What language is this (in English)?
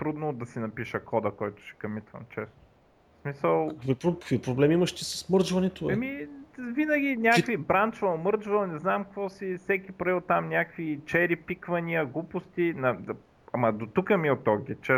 Bulgarian